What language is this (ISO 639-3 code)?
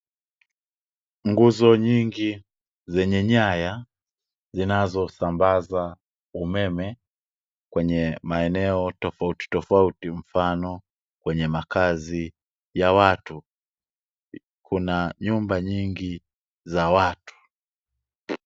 swa